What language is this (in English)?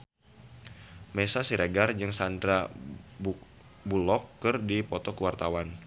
Sundanese